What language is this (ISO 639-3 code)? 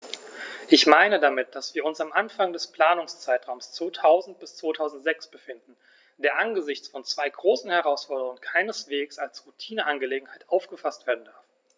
deu